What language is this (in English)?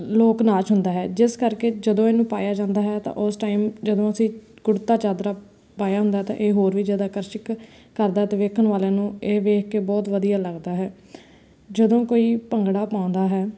Punjabi